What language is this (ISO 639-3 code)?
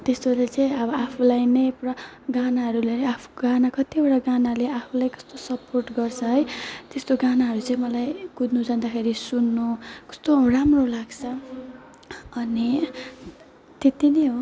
nep